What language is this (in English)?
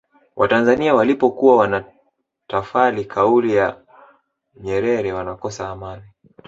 Swahili